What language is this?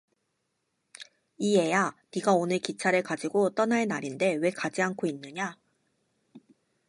Korean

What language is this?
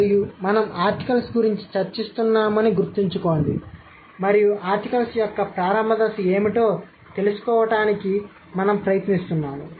Telugu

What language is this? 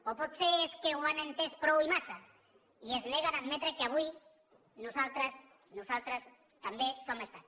Catalan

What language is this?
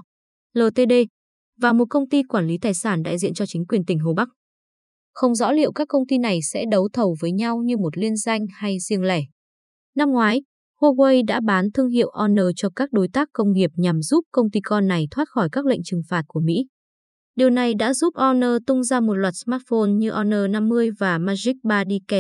Vietnamese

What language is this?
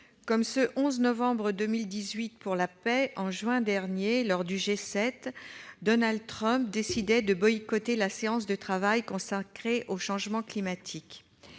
French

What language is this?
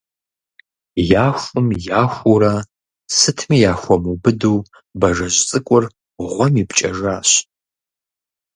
Kabardian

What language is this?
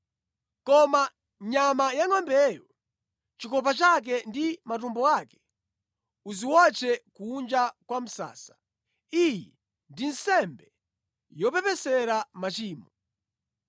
Nyanja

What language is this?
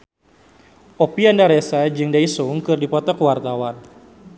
Sundanese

